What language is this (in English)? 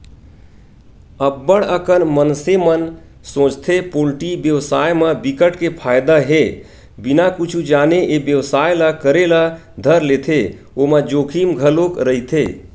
Chhattisgarhi